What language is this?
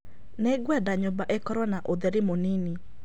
Kikuyu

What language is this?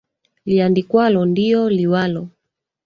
Swahili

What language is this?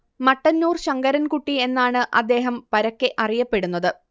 Malayalam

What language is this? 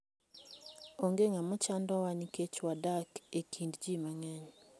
Luo (Kenya and Tanzania)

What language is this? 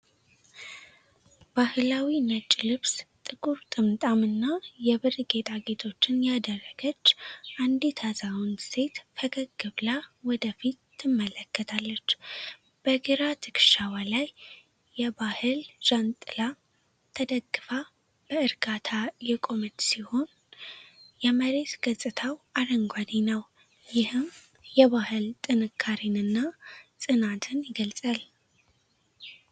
Amharic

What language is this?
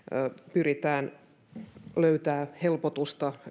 Finnish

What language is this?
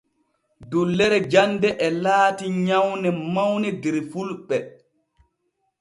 Borgu Fulfulde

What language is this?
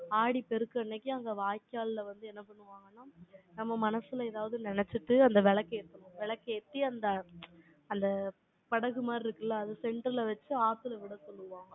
Tamil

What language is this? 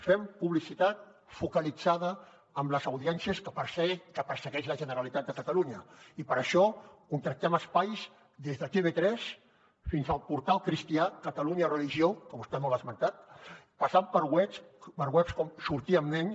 Catalan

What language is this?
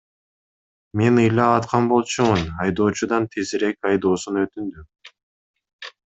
Kyrgyz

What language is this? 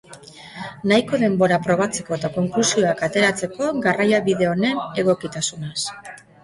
Basque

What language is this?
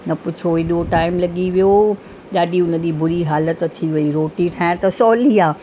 Sindhi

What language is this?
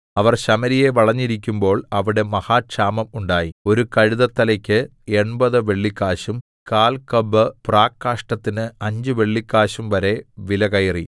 Malayalam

